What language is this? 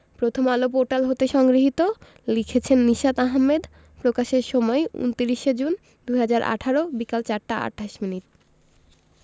Bangla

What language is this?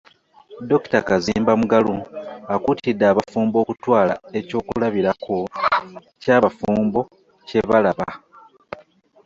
Ganda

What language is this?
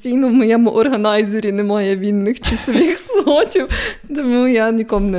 Ukrainian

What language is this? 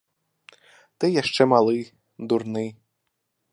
Belarusian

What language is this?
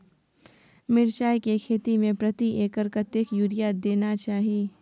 Maithili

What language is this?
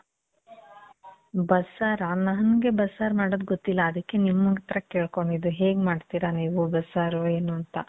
Kannada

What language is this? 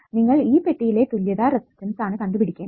Malayalam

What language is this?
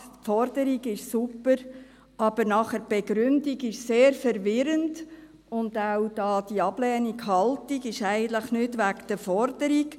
Swiss German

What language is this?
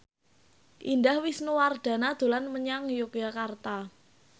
Javanese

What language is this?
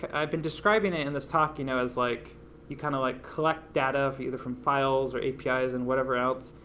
English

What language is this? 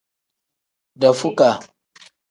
Tem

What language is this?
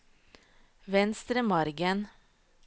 Norwegian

